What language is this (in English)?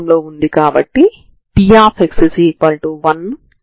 Telugu